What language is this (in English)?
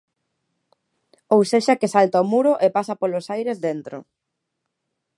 Galician